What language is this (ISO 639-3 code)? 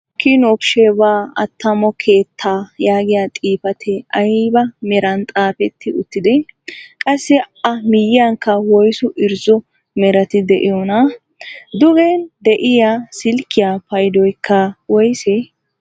wal